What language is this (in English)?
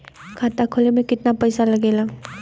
Bhojpuri